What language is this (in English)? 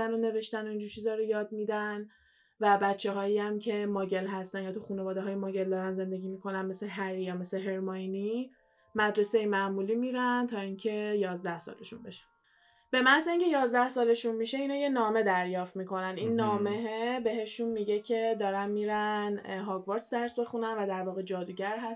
Persian